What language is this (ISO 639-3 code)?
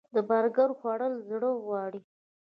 pus